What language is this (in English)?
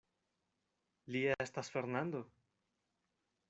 Esperanto